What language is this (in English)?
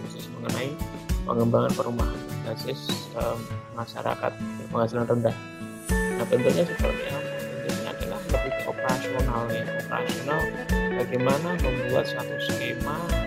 Indonesian